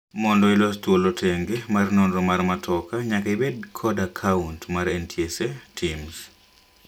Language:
Luo (Kenya and Tanzania)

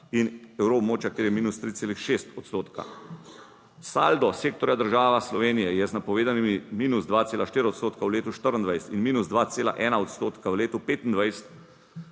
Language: Slovenian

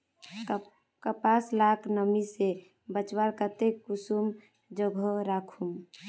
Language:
Magahi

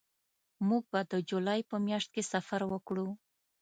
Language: Pashto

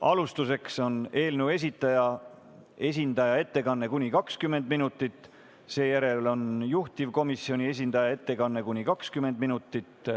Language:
Estonian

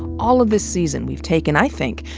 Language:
English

